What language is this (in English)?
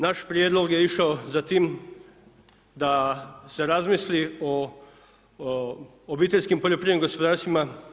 Croatian